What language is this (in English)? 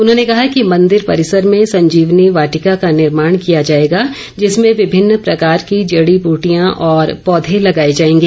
Hindi